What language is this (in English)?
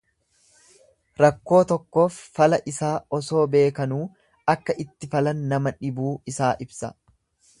Oromo